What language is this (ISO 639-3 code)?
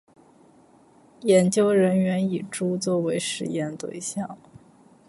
zho